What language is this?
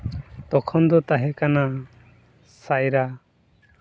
Santali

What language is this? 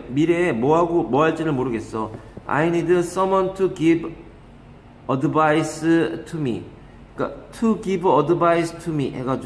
Korean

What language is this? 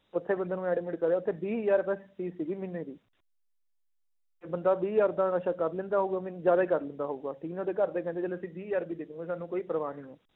Punjabi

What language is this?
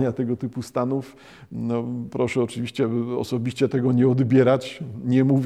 Polish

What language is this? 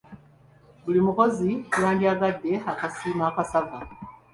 Ganda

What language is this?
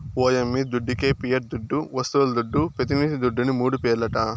Telugu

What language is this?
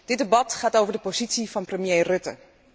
Dutch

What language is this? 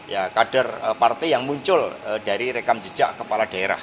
Indonesian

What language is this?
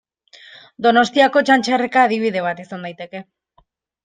Basque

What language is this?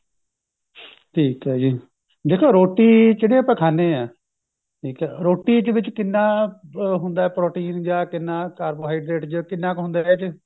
Punjabi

